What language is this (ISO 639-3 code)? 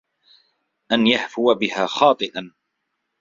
ara